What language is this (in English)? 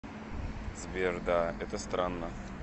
Russian